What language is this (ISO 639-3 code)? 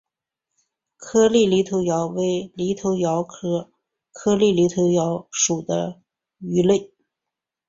zho